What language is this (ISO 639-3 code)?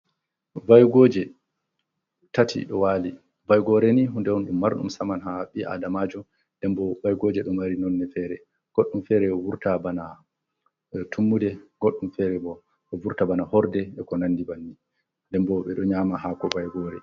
ful